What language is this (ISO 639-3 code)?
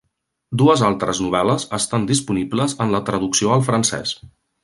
cat